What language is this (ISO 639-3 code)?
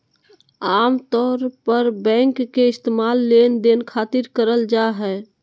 mag